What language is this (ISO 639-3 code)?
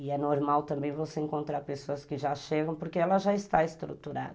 por